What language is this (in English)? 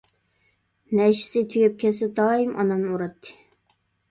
Uyghur